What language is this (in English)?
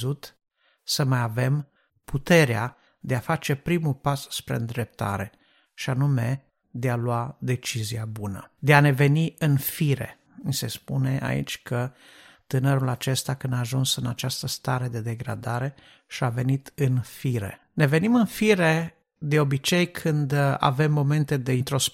Romanian